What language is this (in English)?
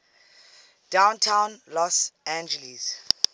English